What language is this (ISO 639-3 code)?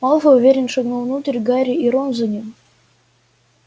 rus